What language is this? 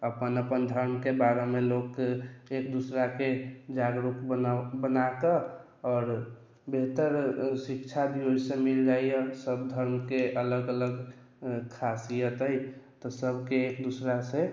Maithili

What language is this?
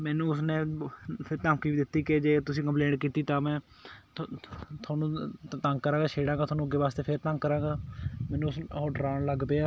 Punjabi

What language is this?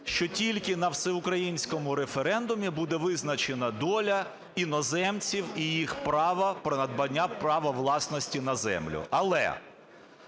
Ukrainian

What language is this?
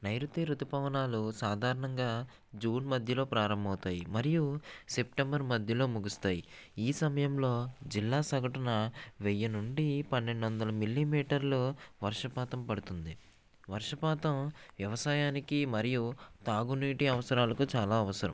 Telugu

